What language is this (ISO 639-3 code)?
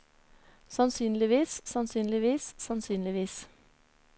nor